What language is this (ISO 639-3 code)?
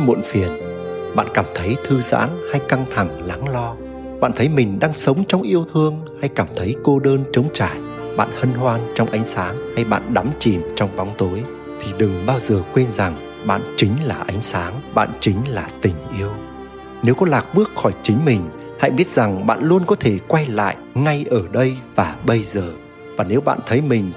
vie